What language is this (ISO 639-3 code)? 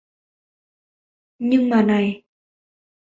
vie